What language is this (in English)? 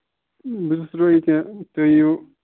Kashmiri